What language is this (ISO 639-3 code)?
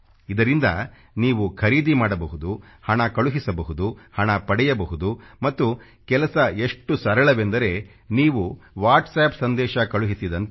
kan